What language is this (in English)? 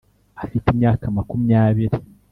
Kinyarwanda